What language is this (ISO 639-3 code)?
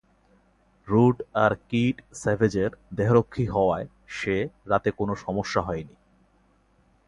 ben